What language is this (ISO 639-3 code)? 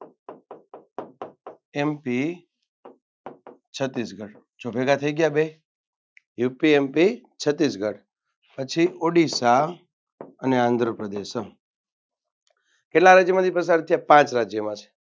guj